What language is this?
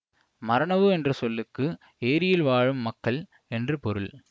Tamil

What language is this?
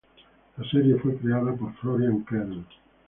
Spanish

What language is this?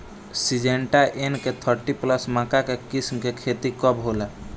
Bhojpuri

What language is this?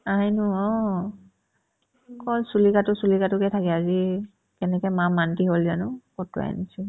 Assamese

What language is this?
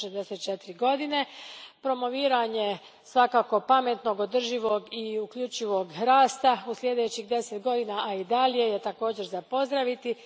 Croatian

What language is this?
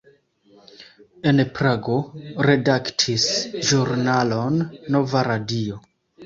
Esperanto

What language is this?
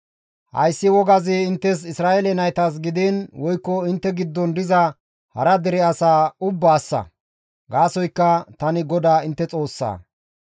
Gamo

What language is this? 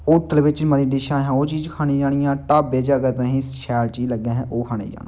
Dogri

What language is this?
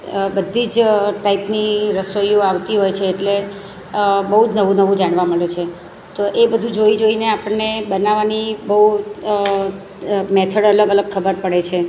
Gujarati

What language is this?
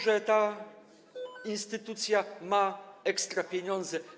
Polish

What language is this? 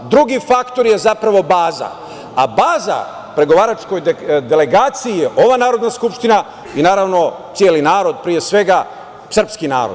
Serbian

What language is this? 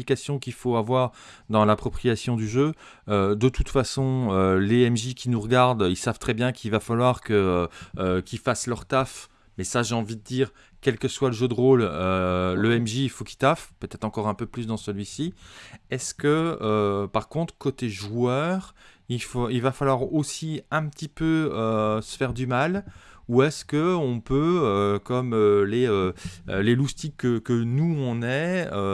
French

